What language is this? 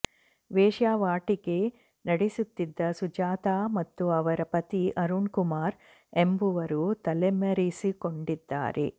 Kannada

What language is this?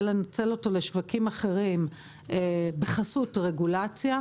Hebrew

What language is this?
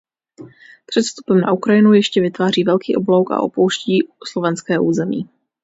Czech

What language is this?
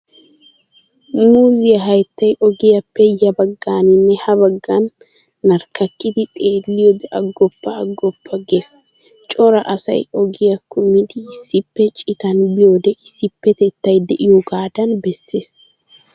Wolaytta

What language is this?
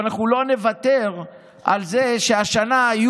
Hebrew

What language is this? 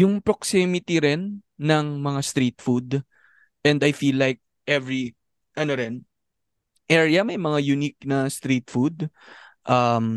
Filipino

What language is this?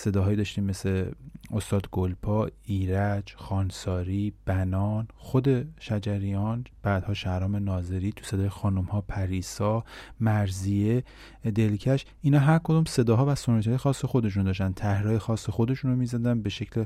Persian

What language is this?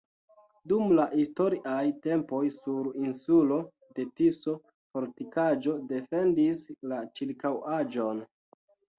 Esperanto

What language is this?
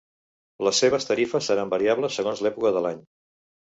Catalan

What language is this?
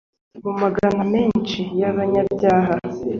Kinyarwanda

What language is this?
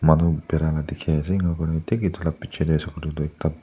Naga Pidgin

